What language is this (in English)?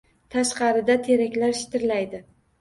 Uzbek